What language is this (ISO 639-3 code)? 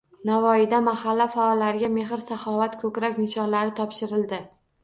uzb